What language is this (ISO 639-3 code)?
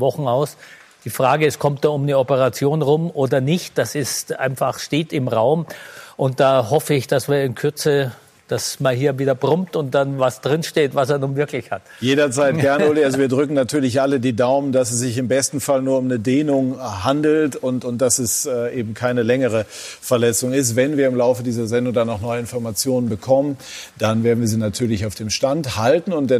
deu